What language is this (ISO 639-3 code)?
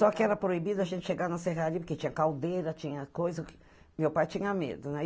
por